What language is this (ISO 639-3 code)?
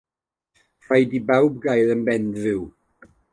cym